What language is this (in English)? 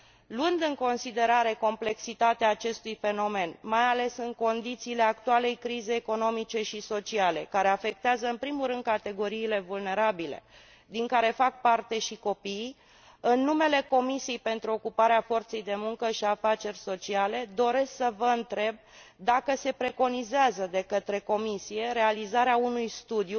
Romanian